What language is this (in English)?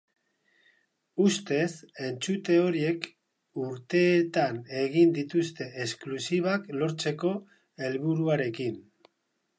Basque